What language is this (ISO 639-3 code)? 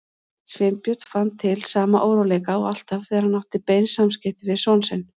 isl